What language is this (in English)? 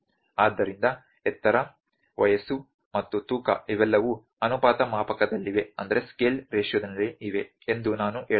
Kannada